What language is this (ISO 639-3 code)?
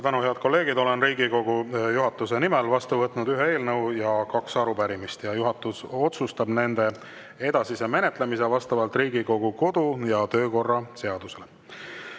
est